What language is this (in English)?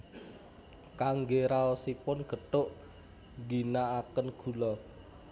Javanese